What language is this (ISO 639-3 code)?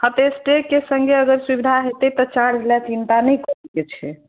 mai